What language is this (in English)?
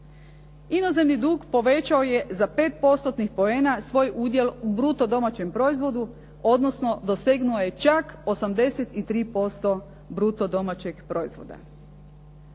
Croatian